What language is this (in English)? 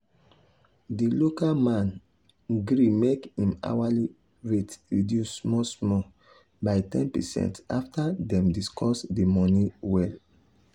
Nigerian Pidgin